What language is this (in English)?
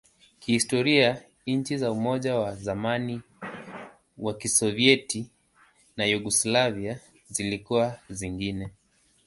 Swahili